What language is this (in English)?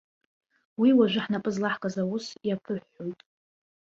Abkhazian